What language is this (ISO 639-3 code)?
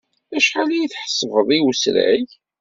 kab